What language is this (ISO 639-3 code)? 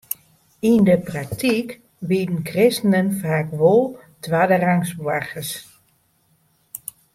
fry